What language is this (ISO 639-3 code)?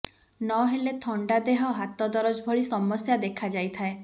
ori